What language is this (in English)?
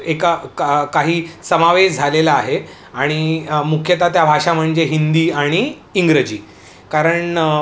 Marathi